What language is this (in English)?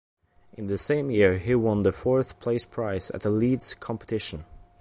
English